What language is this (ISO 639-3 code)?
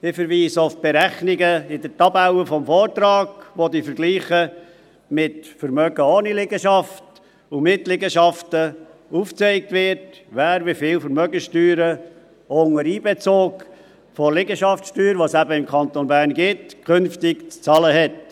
gsw